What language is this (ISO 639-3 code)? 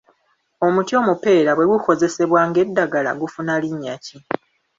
lug